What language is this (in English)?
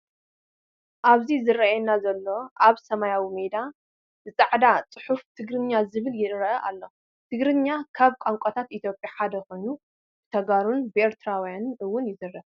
Tigrinya